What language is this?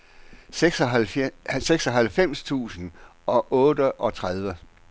Danish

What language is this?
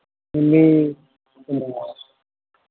Santali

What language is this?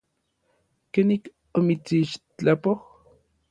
Orizaba Nahuatl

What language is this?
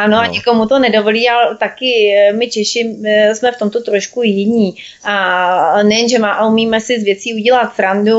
Czech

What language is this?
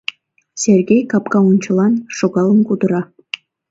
Mari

